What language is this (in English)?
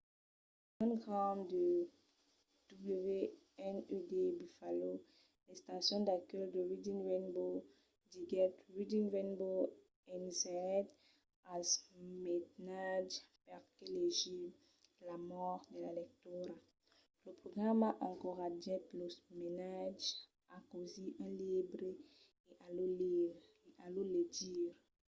Occitan